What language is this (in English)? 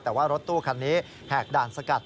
Thai